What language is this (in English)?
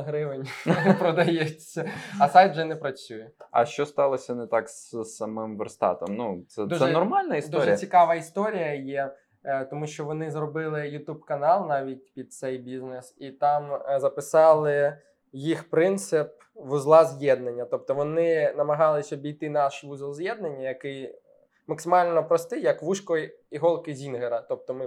Ukrainian